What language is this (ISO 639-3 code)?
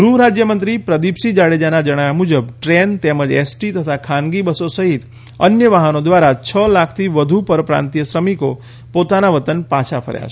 guj